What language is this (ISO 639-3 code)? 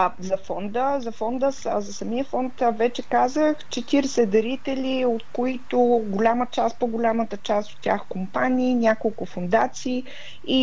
bul